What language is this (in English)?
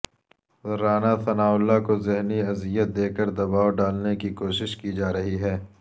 Urdu